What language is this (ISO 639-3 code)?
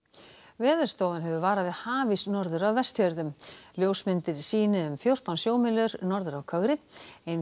isl